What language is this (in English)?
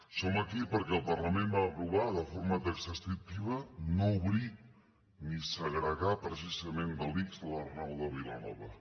Catalan